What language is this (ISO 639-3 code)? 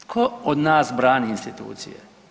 hrv